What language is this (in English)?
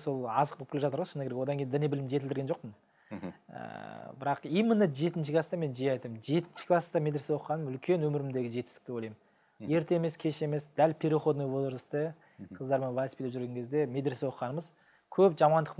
Turkish